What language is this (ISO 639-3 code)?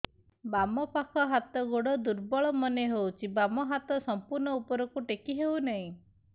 ori